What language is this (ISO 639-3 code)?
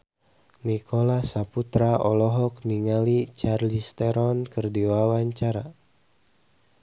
sun